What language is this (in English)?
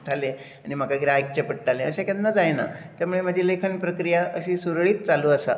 Konkani